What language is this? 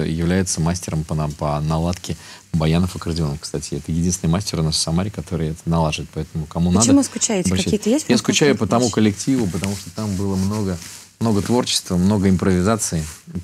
Russian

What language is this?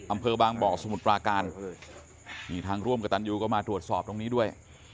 Thai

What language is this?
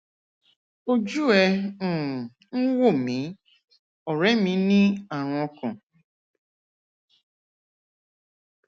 Yoruba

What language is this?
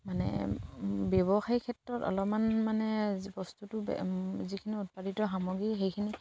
Assamese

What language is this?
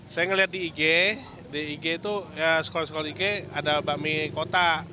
Indonesian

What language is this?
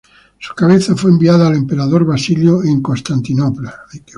Spanish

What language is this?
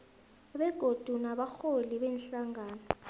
South Ndebele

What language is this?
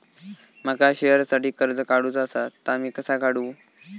Marathi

